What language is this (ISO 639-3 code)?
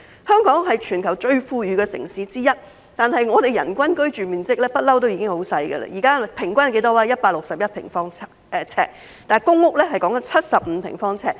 yue